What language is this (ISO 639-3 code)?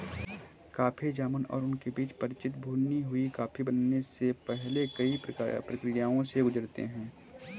hin